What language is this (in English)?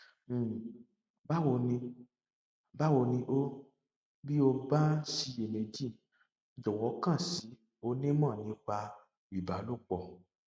Yoruba